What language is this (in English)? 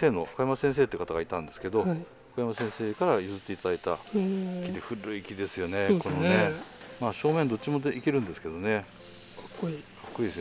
Japanese